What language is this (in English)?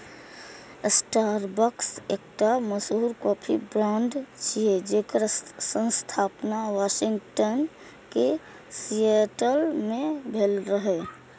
Maithili